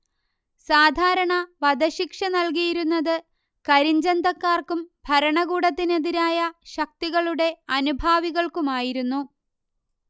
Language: Malayalam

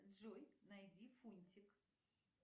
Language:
Russian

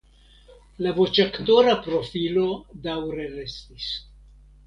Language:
Esperanto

